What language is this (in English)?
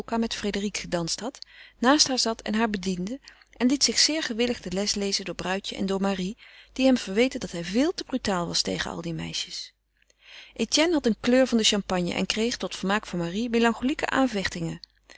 Dutch